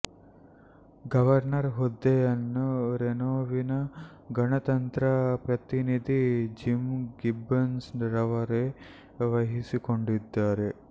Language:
Kannada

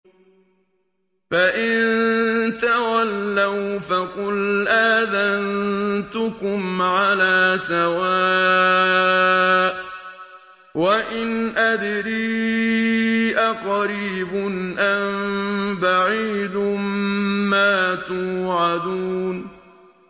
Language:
Arabic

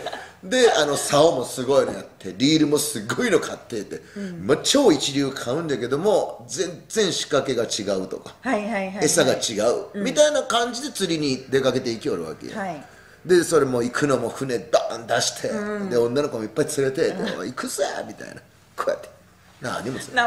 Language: Japanese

